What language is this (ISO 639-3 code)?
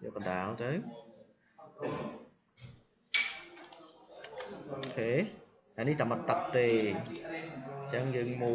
vie